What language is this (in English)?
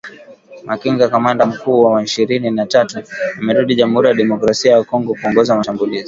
Swahili